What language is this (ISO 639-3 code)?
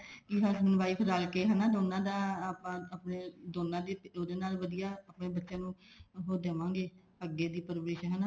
pan